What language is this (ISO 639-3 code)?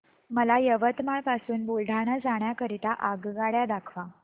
mar